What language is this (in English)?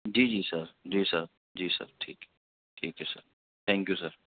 Urdu